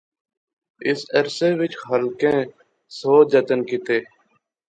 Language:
Pahari-Potwari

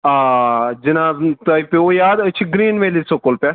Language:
Kashmiri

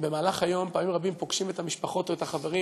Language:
Hebrew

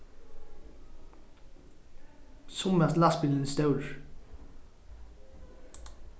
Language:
Faroese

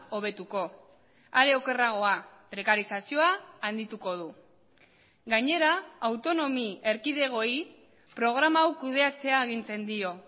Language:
Basque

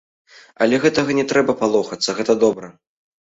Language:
Belarusian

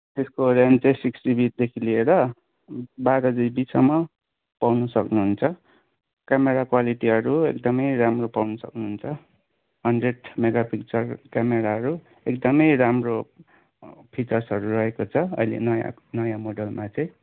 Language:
Nepali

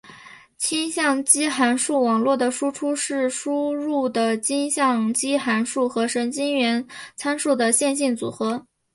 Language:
Chinese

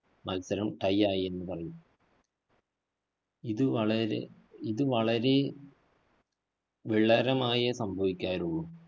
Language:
Malayalam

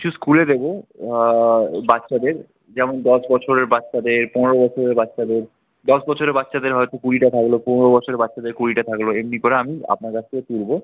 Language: Bangla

